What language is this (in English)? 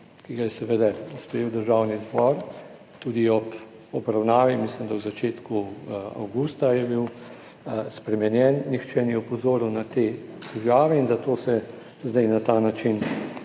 Slovenian